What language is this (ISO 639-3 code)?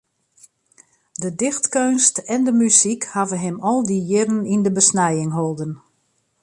fry